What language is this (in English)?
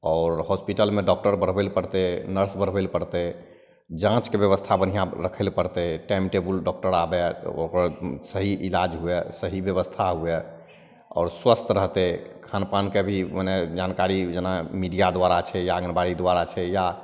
Maithili